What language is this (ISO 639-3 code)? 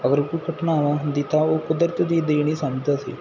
pan